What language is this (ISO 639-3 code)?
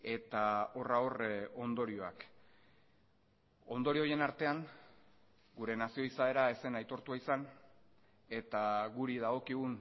eus